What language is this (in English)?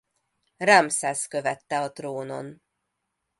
Hungarian